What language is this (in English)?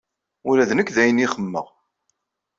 Kabyle